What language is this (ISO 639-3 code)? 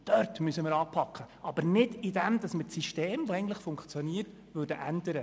gsw